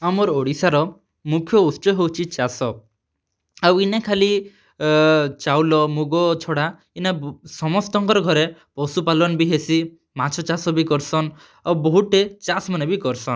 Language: Odia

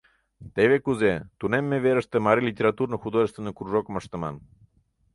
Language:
Mari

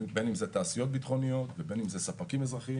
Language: Hebrew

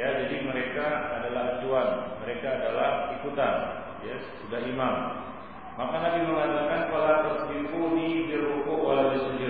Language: Malay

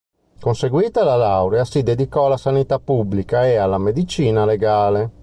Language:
Italian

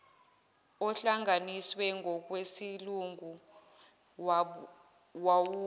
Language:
Zulu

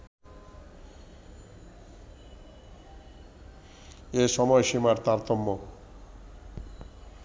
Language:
Bangla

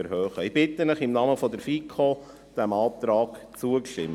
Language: Swiss German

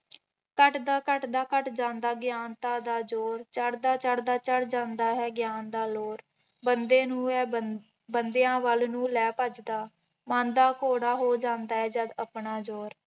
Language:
Punjabi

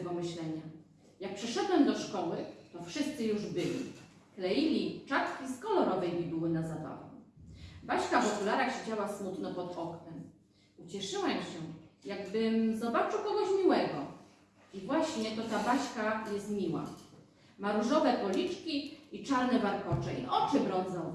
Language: Polish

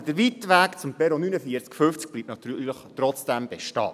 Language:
Swiss German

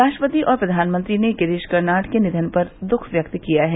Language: Hindi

